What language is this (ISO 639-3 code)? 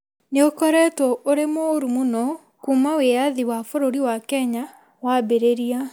kik